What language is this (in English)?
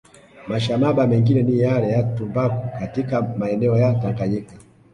Swahili